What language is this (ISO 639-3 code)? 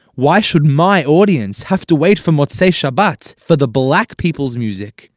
eng